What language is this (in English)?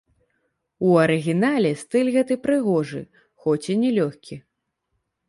Belarusian